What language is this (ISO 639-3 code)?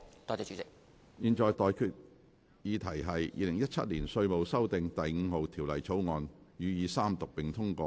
yue